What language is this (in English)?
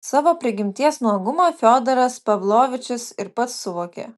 Lithuanian